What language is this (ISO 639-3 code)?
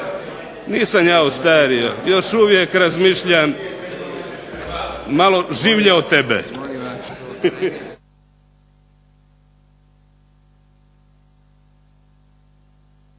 hrv